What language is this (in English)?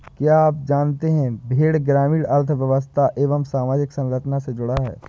Hindi